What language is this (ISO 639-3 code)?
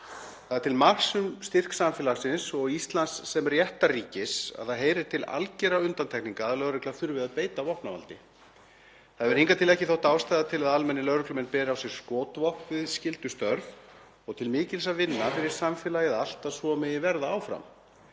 isl